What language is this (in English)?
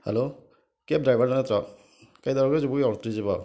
Manipuri